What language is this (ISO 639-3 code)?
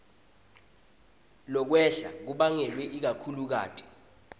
ssw